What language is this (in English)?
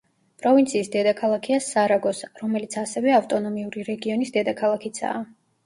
Georgian